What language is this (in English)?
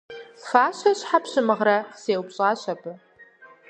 Kabardian